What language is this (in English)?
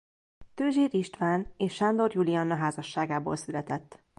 Hungarian